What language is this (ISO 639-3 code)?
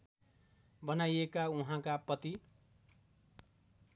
nep